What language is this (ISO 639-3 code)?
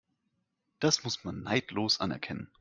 deu